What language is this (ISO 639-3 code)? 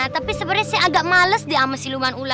ind